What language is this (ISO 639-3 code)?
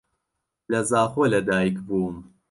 ckb